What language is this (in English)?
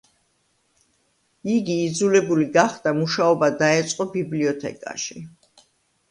Georgian